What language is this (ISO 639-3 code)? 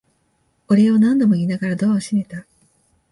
jpn